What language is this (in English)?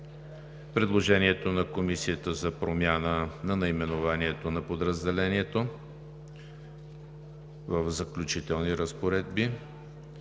Bulgarian